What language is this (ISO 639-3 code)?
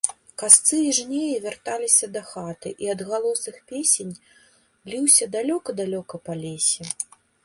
bel